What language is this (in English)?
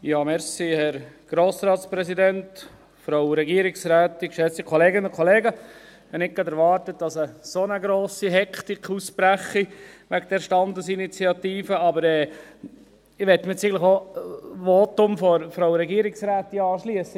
Swiss German